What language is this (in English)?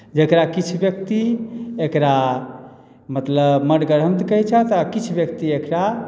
Maithili